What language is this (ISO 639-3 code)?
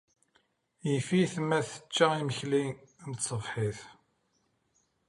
kab